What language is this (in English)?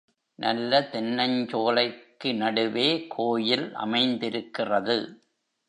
Tamil